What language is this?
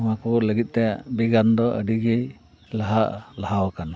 Santali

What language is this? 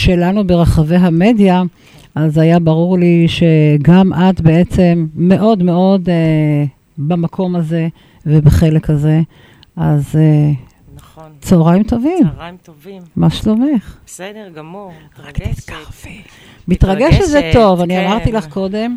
Hebrew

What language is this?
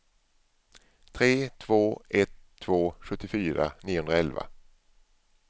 Swedish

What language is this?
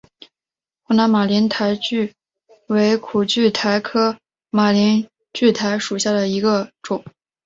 Chinese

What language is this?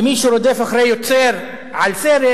Hebrew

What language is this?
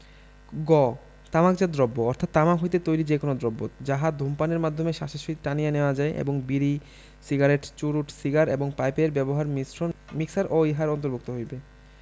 Bangla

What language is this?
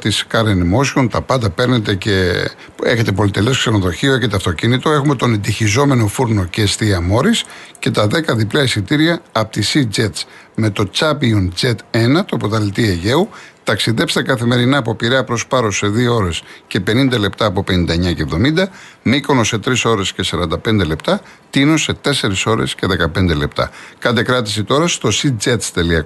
Greek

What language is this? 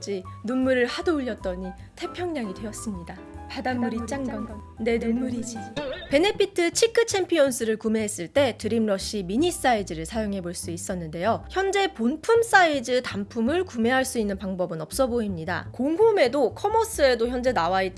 Korean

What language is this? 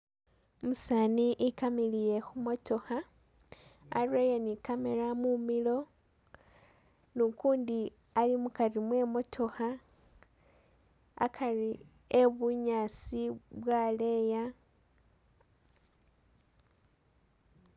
Masaaba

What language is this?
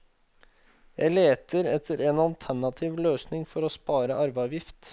Norwegian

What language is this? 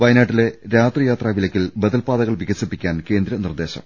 Malayalam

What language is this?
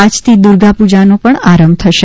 Gujarati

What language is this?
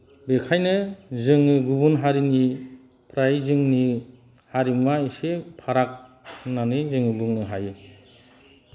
Bodo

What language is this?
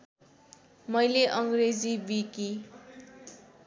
Nepali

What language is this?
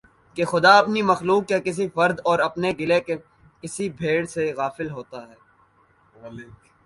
Urdu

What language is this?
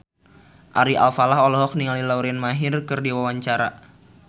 Sundanese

